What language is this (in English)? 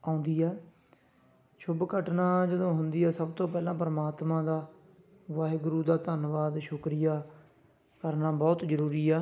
Punjabi